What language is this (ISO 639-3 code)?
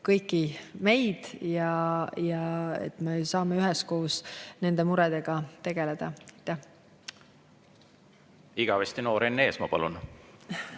est